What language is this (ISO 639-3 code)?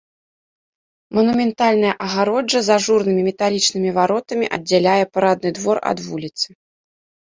bel